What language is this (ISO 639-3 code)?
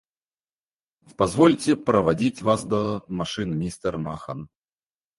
rus